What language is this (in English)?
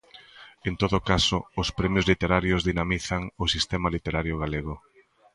Galician